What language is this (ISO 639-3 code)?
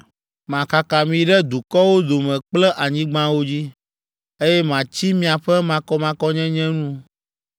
ewe